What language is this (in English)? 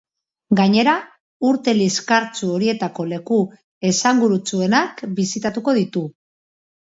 Basque